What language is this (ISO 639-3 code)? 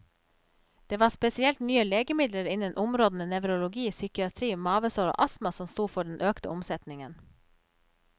nor